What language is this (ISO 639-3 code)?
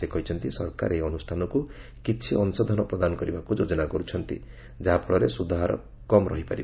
ori